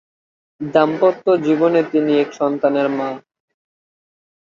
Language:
Bangla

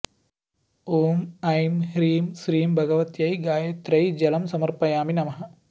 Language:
Sanskrit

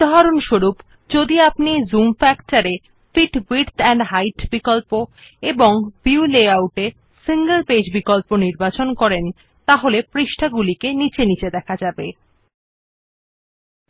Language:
Bangla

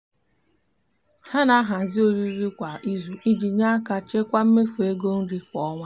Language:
Igbo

